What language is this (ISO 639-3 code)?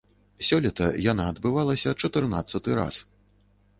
bel